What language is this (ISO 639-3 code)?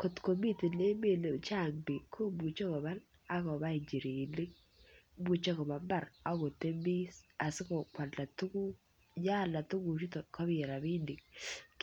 kln